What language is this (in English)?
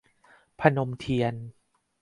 Thai